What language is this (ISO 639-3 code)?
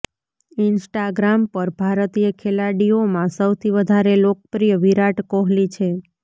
guj